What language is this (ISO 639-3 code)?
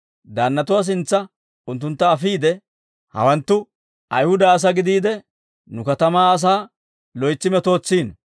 dwr